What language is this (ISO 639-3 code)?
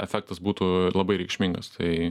lit